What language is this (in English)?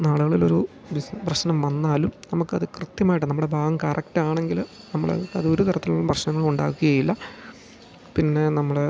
Malayalam